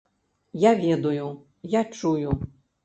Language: Belarusian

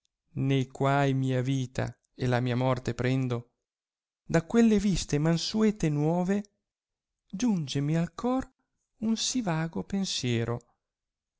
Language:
Italian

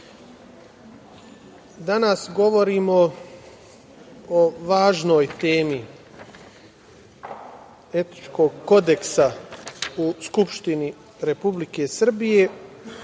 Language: Serbian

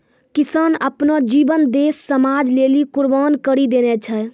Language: Maithili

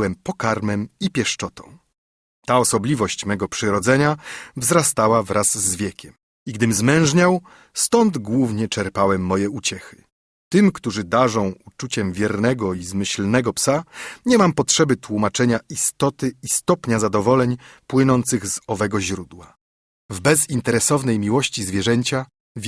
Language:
Polish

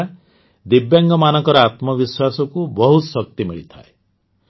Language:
Odia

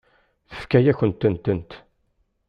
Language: Kabyle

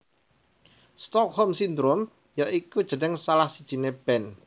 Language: Javanese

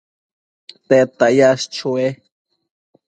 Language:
Matsés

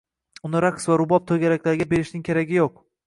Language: Uzbek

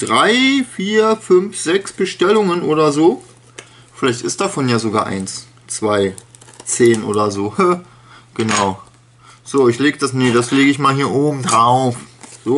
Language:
German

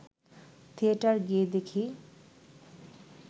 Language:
Bangla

